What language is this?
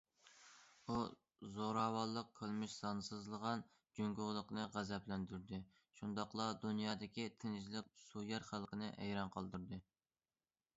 Uyghur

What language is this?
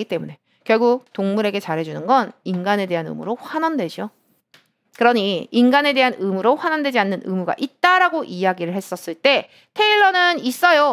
Korean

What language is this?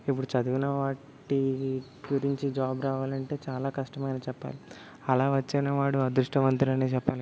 Telugu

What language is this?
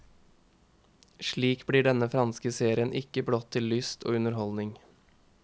Norwegian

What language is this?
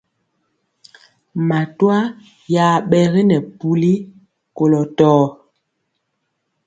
Mpiemo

